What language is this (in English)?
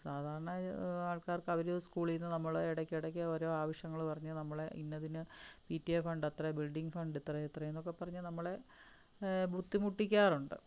Malayalam